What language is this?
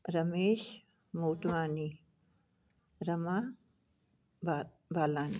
Sindhi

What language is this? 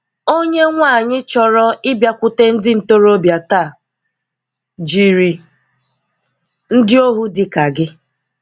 Igbo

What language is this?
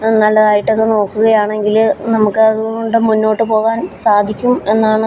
Malayalam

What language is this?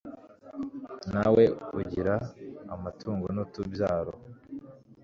Kinyarwanda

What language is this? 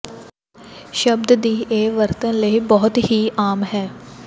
Punjabi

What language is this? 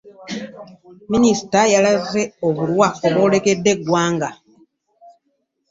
Ganda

